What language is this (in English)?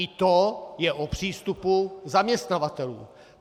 Czech